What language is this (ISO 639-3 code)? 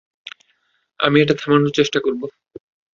ben